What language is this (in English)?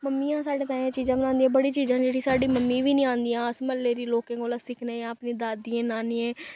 Dogri